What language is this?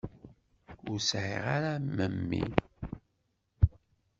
Kabyle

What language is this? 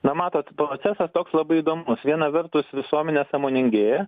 Lithuanian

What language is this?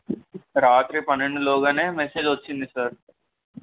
Telugu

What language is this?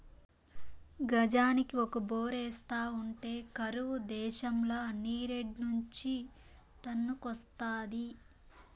Telugu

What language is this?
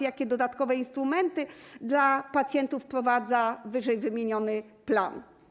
Polish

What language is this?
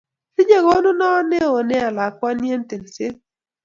Kalenjin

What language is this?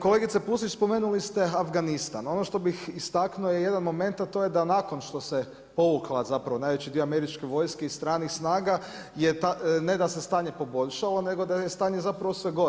Croatian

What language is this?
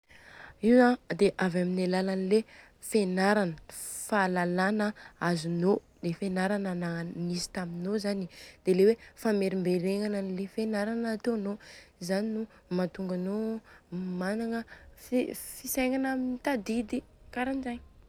Southern Betsimisaraka Malagasy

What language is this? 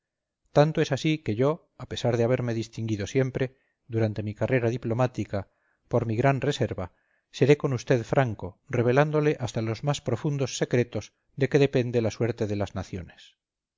Spanish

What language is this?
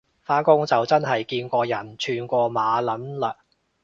Cantonese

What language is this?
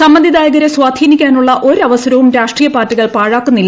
Malayalam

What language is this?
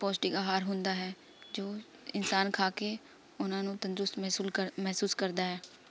Punjabi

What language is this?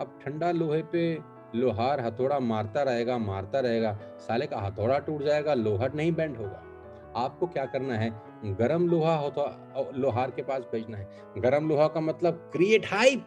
Hindi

